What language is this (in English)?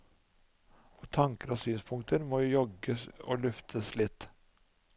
Norwegian